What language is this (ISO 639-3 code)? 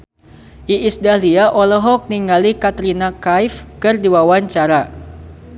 sun